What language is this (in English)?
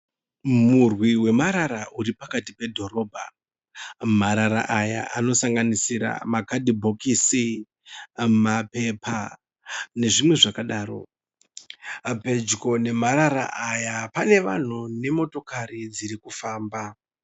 Shona